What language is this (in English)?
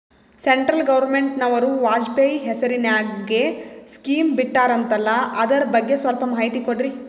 Kannada